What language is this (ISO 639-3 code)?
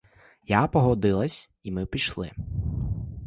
ukr